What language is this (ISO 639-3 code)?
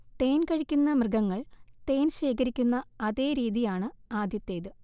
mal